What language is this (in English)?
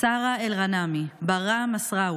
Hebrew